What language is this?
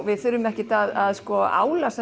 Icelandic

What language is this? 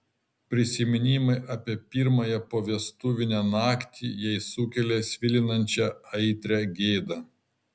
Lithuanian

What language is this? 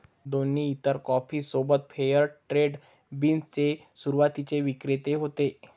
Marathi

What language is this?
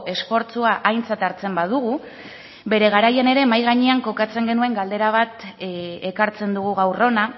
Basque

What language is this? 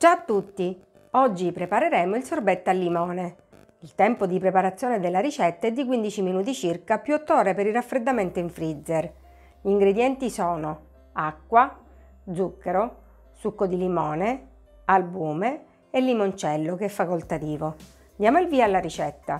Italian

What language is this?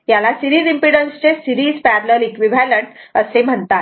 Marathi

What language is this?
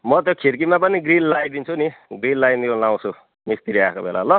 Nepali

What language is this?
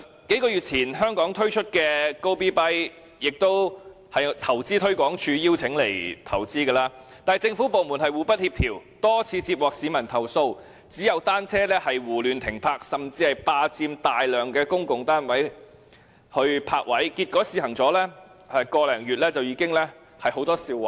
Cantonese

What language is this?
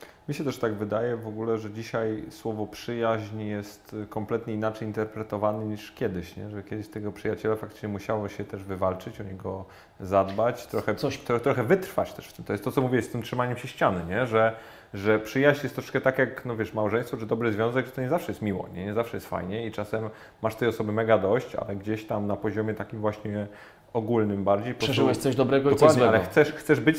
Polish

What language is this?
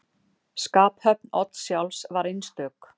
Icelandic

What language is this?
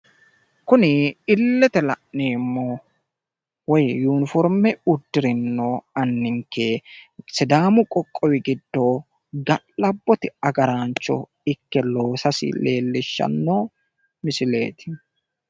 Sidamo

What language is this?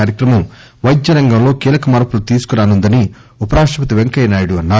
Telugu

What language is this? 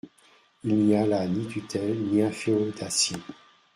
French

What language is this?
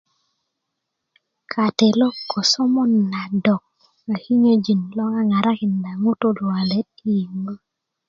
Kuku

